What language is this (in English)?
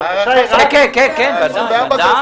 Hebrew